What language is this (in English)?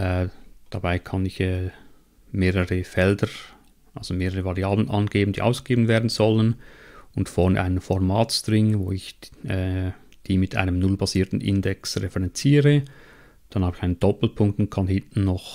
German